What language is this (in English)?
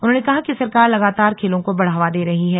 Hindi